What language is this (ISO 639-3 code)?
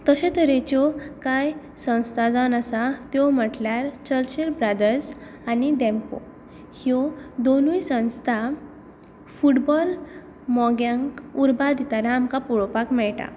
kok